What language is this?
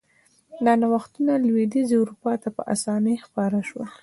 Pashto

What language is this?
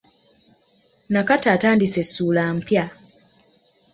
Ganda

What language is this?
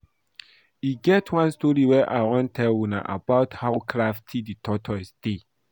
Nigerian Pidgin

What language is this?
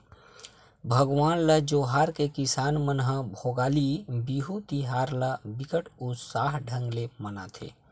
Chhattisgarhi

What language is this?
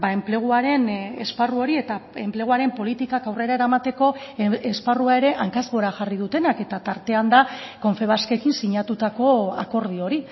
Basque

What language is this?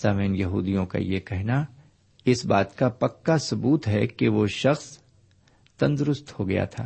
Urdu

